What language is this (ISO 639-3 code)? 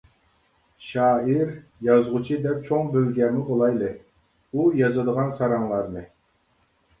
uig